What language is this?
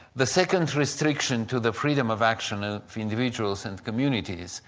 English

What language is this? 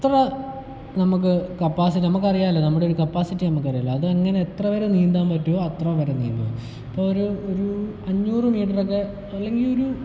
Malayalam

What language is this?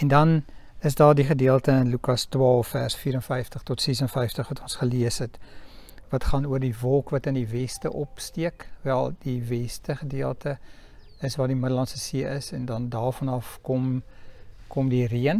Dutch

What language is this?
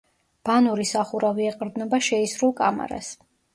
Georgian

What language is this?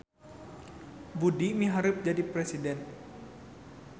Sundanese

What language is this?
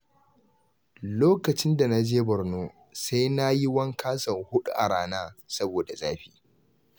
Hausa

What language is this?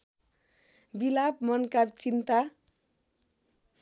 Nepali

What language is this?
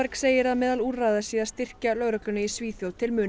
Icelandic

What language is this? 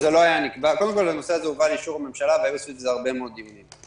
Hebrew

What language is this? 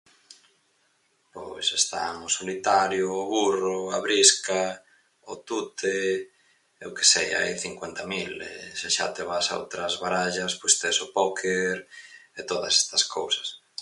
Galician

